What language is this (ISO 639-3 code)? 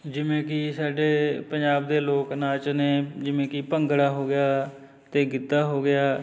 pan